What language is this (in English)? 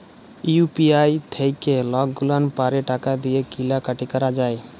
Bangla